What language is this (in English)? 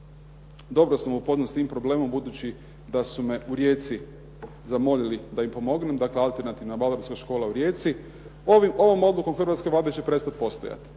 Croatian